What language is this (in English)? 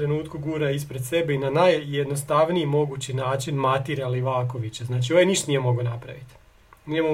Croatian